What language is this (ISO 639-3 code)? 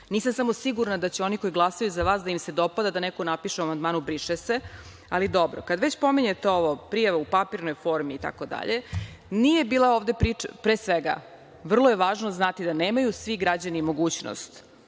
srp